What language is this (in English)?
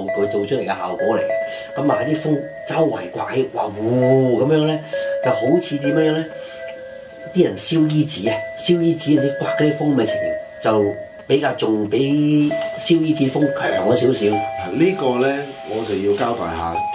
Chinese